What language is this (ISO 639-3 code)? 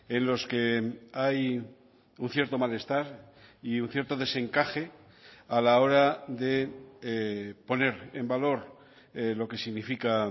spa